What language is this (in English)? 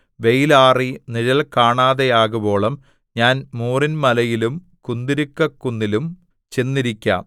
Malayalam